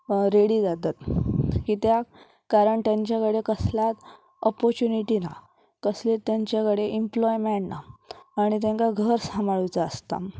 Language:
Konkani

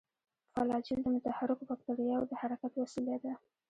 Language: Pashto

